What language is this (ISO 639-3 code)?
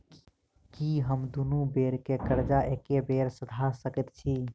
mai